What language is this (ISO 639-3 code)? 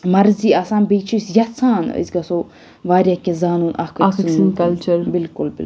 kas